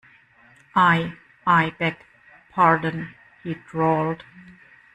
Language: English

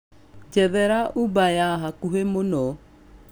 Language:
Kikuyu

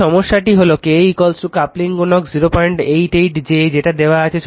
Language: Bangla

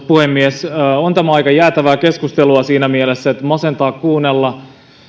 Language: Finnish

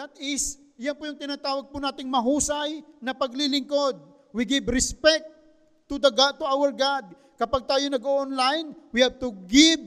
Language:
Filipino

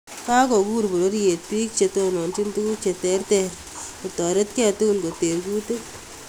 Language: Kalenjin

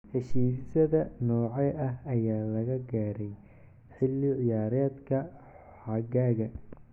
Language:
Somali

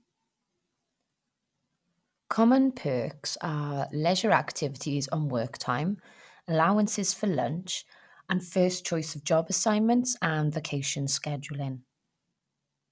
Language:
English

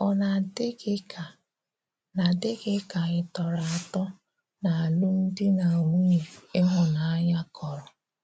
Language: Igbo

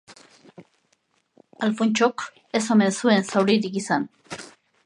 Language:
Basque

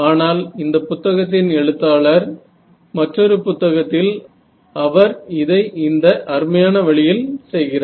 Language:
Tamil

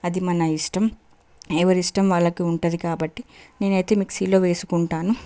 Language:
Telugu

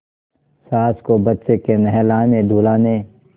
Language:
Hindi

